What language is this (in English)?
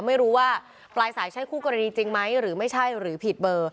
Thai